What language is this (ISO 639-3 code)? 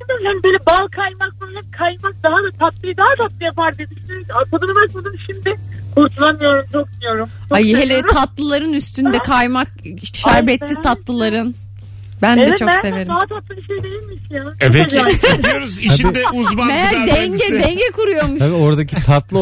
tur